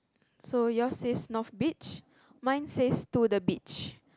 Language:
English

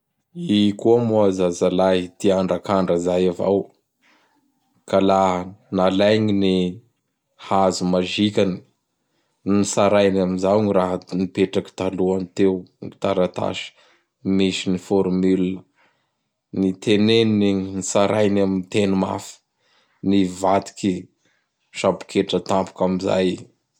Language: Bara Malagasy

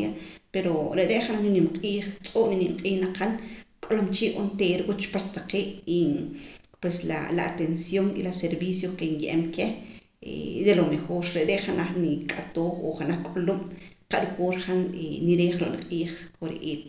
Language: Poqomam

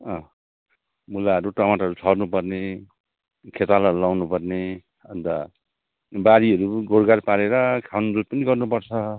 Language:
Nepali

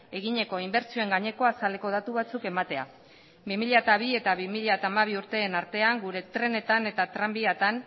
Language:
Basque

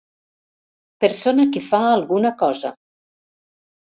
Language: Catalan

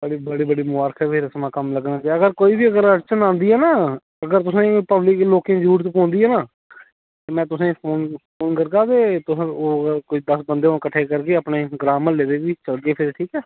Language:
Dogri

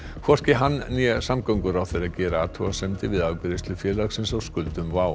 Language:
Icelandic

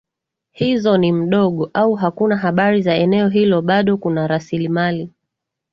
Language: Swahili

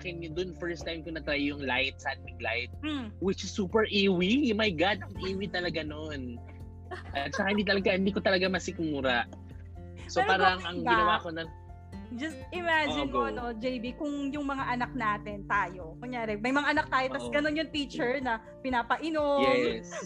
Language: Filipino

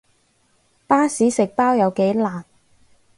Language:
Cantonese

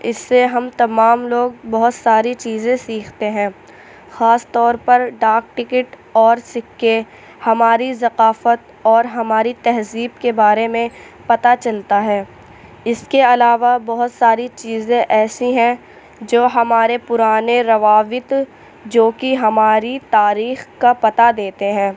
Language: Urdu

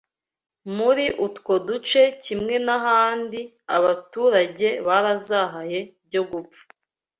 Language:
Kinyarwanda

